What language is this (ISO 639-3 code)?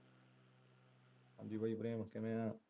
pan